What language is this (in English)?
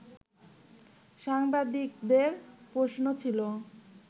Bangla